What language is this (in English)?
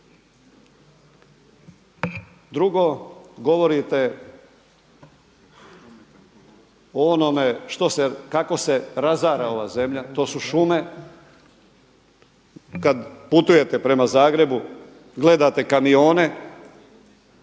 Croatian